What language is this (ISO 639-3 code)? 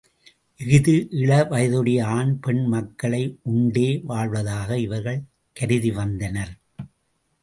tam